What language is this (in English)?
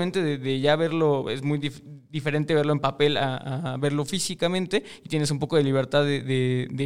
Spanish